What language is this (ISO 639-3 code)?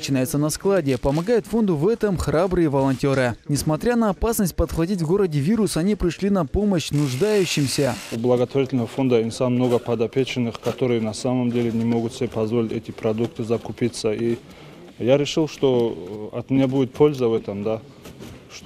rus